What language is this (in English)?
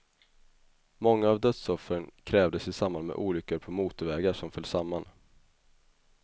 Swedish